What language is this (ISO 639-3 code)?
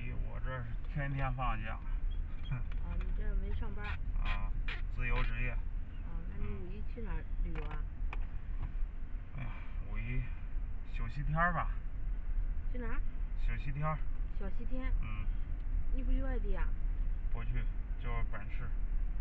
zho